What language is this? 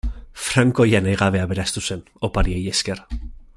Basque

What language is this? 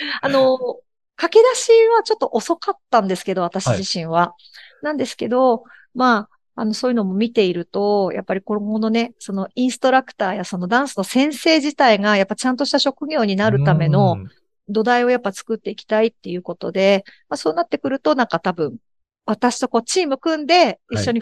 Japanese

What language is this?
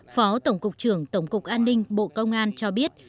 Vietnamese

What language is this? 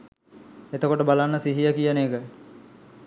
Sinhala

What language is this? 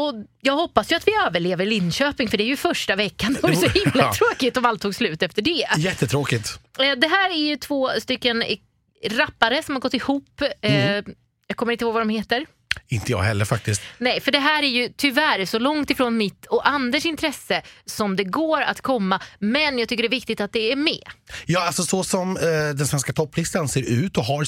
Swedish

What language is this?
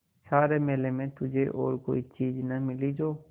Hindi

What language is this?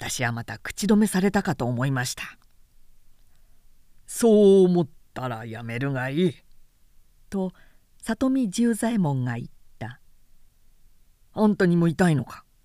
Japanese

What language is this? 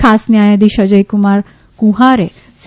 Gujarati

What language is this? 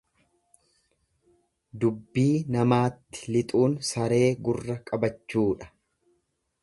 Oromo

